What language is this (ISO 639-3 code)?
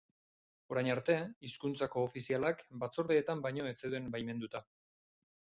eus